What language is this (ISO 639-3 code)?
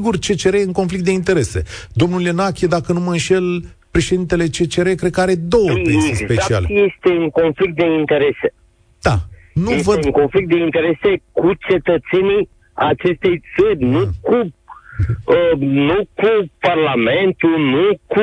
ron